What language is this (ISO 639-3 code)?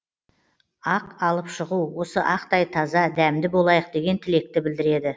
kaz